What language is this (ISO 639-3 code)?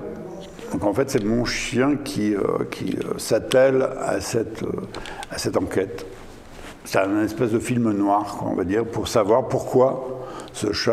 fra